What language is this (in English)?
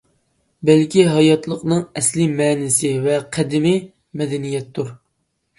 Uyghur